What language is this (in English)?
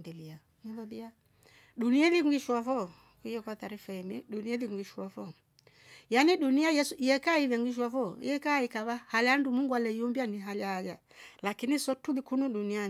Rombo